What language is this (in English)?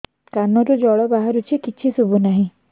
Odia